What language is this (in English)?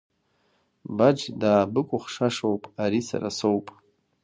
Abkhazian